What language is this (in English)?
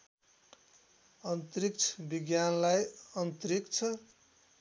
Nepali